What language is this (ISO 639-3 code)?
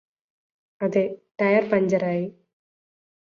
mal